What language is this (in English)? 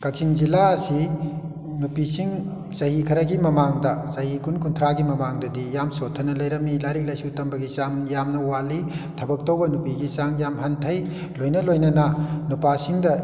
Manipuri